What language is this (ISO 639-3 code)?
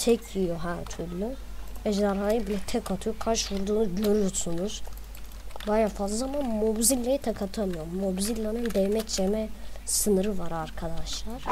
tur